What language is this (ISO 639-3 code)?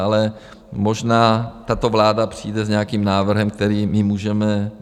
ces